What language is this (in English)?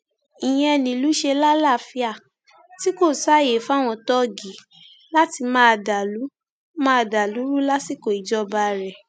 Yoruba